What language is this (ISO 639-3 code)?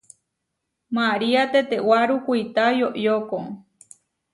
var